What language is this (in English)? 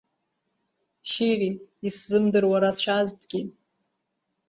Abkhazian